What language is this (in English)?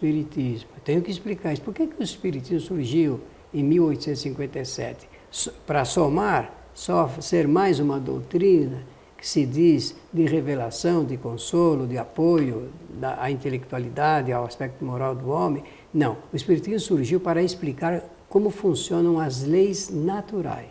Portuguese